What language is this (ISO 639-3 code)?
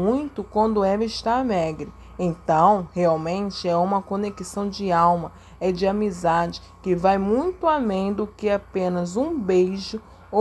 por